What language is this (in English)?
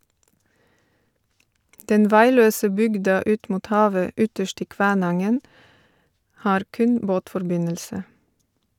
Norwegian